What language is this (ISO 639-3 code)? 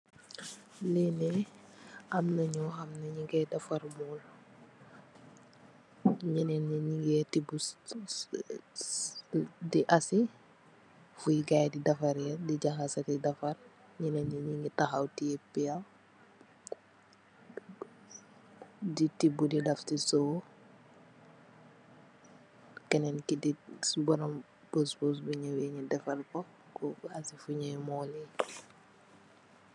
wol